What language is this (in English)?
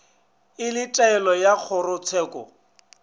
Northern Sotho